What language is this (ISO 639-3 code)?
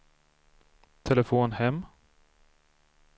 swe